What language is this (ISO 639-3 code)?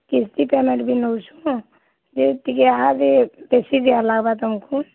ori